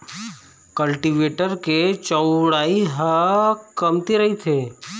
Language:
Chhattisgarhi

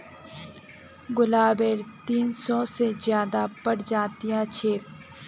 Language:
Magahi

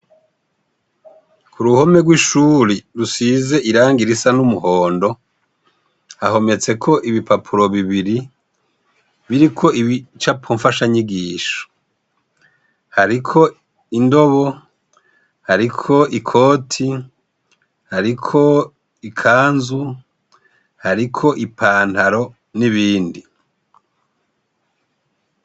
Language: Rundi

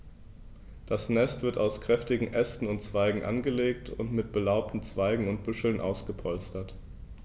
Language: German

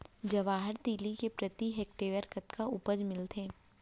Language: Chhattisgarhi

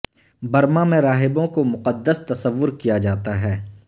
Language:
Urdu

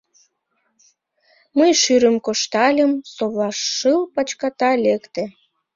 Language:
Mari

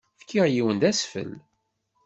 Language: Kabyle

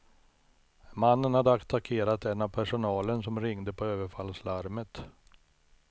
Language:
Swedish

